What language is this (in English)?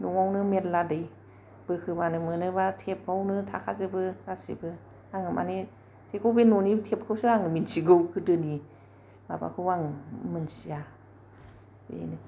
Bodo